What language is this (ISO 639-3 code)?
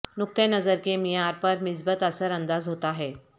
urd